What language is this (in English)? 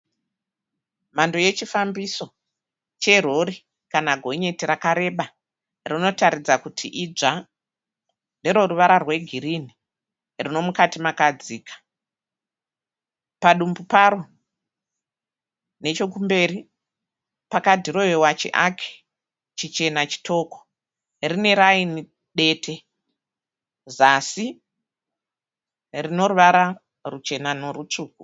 Shona